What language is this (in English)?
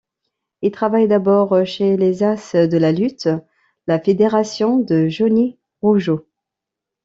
French